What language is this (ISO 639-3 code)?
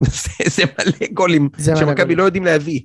heb